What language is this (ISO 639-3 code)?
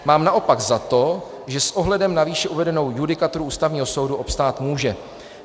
ces